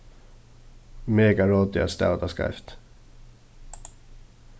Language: Faroese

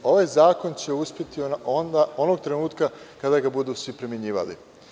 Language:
Serbian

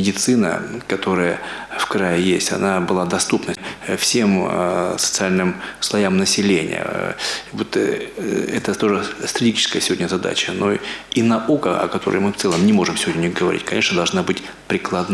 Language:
Russian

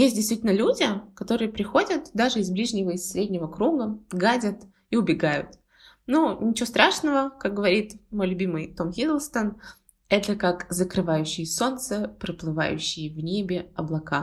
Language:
Russian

